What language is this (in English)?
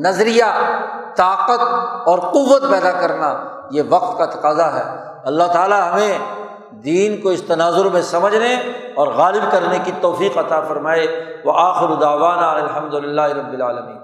Urdu